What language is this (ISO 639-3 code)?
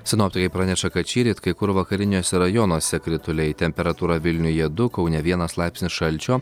lit